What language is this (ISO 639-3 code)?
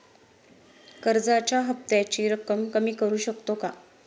mar